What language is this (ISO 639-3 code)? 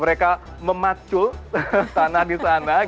ind